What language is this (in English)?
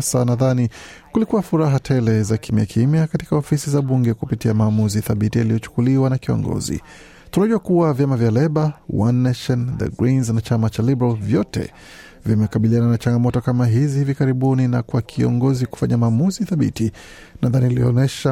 Swahili